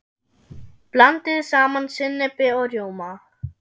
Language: Icelandic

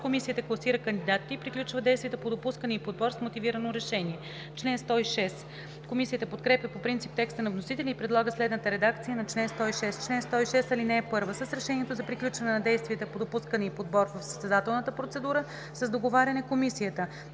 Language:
Bulgarian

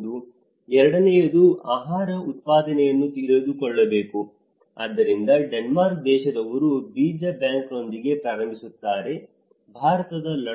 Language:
Kannada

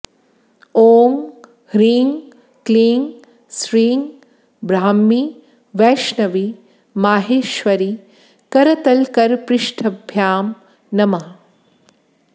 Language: Sanskrit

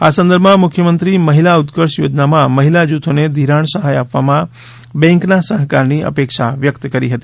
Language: Gujarati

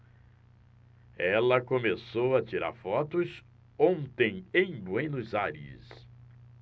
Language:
Portuguese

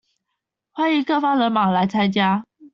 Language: Chinese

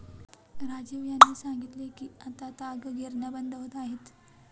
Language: Marathi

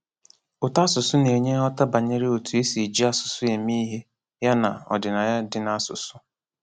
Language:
Igbo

